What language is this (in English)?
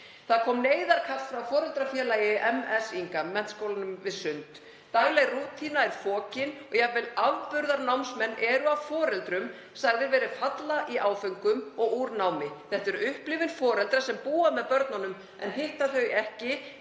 Icelandic